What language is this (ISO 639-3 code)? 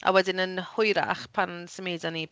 cym